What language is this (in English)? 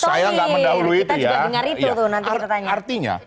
Indonesian